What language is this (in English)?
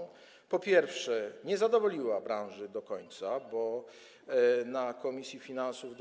Polish